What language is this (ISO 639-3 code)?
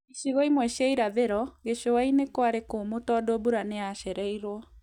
kik